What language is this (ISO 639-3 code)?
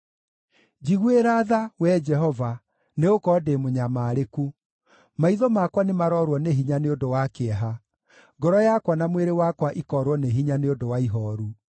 kik